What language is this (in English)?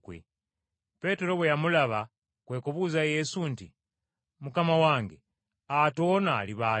Ganda